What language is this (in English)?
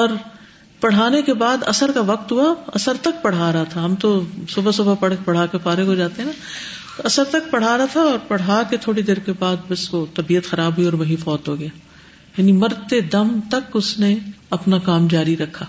Urdu